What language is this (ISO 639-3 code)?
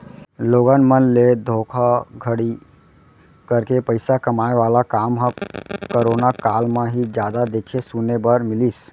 hne